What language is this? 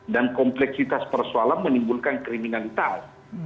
Indonesian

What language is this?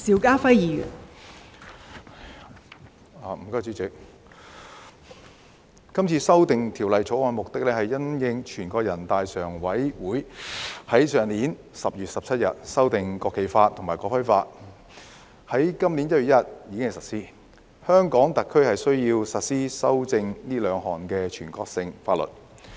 Cantonese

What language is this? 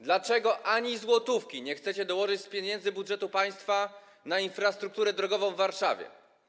Polish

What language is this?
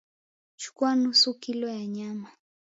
Swahili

